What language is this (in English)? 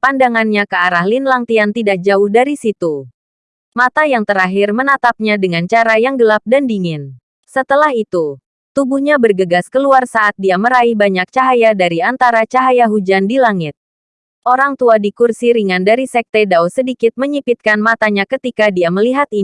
Indonesian